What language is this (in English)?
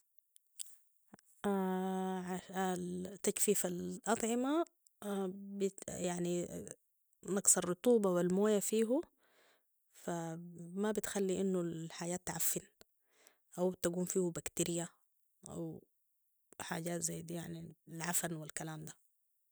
Sudanese Arabic